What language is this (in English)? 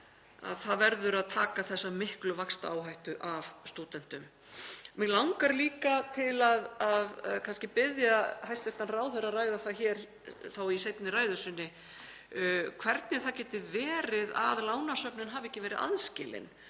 Icelandic